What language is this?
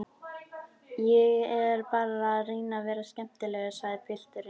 Icelandic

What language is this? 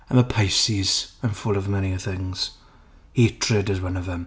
English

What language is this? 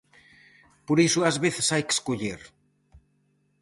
Galician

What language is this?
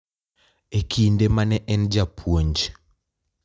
Luo (Kenya and Tanzania)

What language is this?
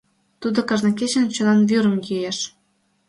Mari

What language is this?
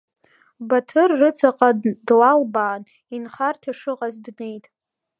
Abkhazian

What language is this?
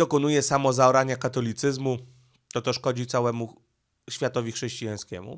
Polish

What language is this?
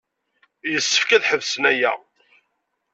Kabyle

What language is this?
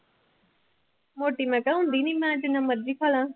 Punjabi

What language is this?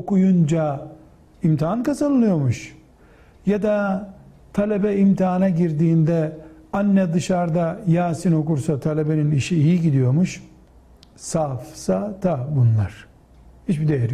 Turkish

